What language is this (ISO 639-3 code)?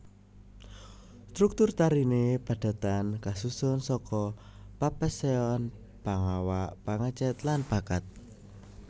jav